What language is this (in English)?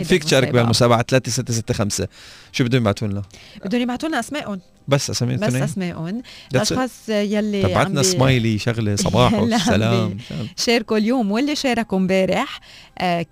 Arabic